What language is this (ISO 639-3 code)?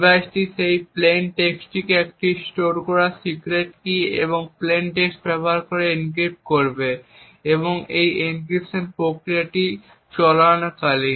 ben